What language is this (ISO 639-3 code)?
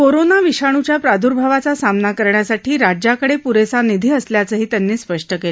mar